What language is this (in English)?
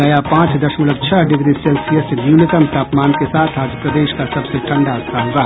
Hindi